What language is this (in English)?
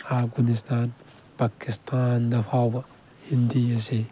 Manipuri